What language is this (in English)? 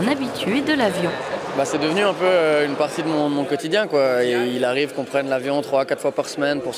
French